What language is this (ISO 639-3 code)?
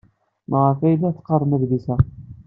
kab